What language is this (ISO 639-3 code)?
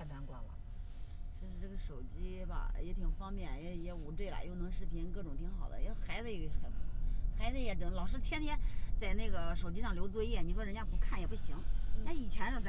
zho